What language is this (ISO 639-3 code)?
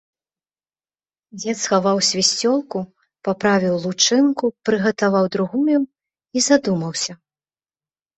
bel